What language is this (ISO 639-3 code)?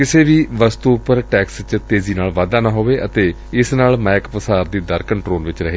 pan